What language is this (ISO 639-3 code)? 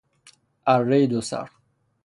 fas